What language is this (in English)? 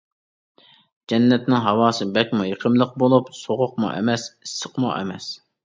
Uyghur